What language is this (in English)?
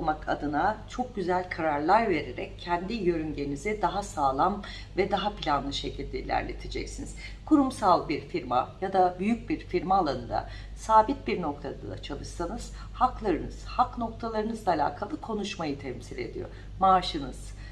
Turkish